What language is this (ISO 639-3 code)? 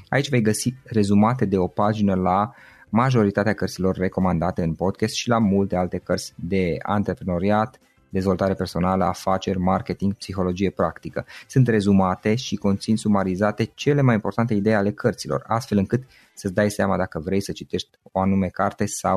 ron